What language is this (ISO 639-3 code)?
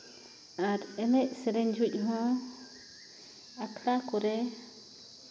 sat